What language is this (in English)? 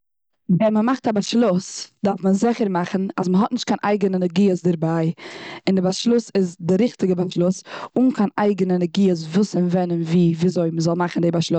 Yiddish